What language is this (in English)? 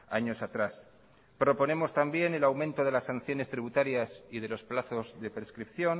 Spanish